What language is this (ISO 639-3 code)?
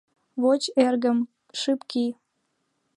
chm